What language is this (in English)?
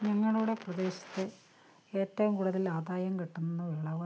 Malayalam